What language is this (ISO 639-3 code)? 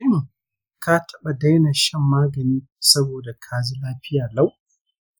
hau